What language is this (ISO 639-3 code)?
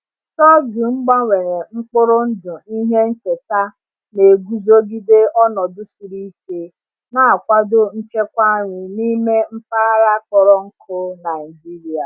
ibo